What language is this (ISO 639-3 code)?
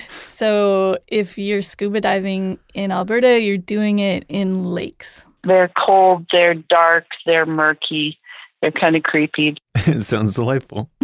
eng